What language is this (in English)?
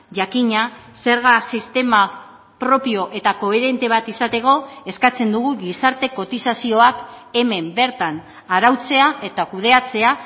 Basque